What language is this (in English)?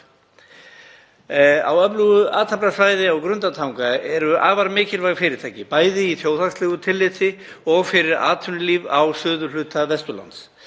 Icelandic